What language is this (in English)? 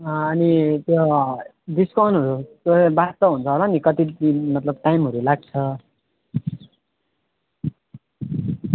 Nepali